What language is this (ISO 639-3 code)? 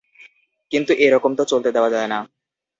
ben